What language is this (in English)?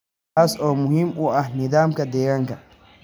Somali